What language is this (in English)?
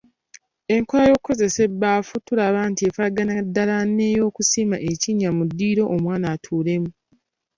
Ganda